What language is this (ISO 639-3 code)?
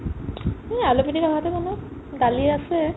asm